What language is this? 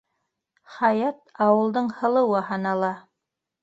Bashkir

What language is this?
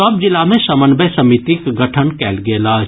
Maithili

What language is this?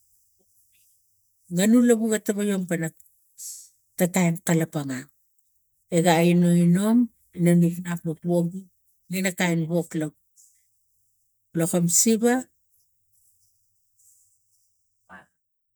Tigak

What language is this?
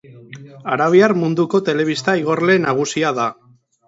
Basque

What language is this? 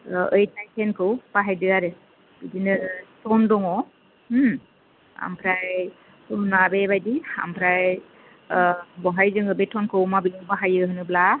Bodo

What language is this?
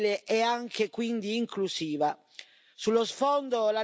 Italian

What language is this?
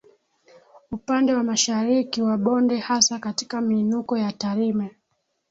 Swahili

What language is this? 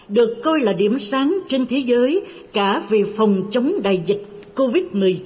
Vietnamese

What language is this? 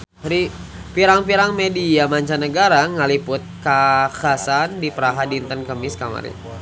Sundanese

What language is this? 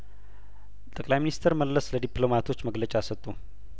Amharic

